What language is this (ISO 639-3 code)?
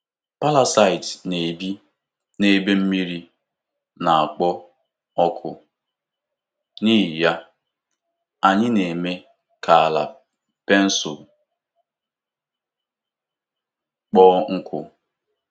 ibo